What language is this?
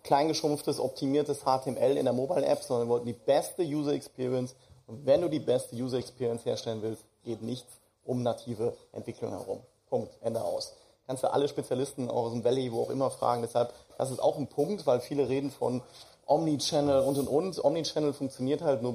German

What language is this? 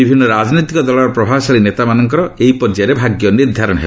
Odia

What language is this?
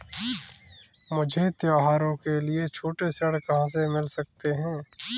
Hindi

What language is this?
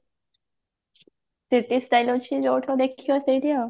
Odia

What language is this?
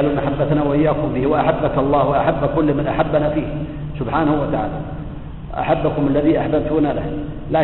Arabic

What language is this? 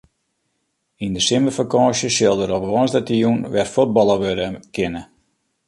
Western Frisian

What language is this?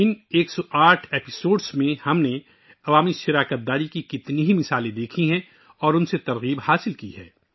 Urdu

